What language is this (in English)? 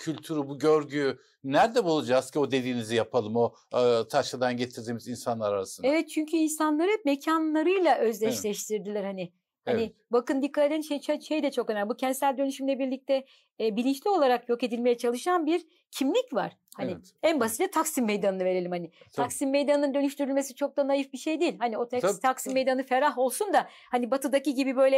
Turkish